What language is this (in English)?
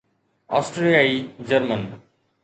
Sindhi